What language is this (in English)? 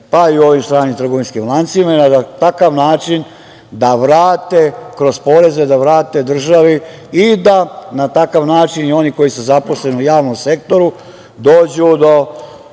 Serbian